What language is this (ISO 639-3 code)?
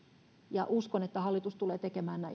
fin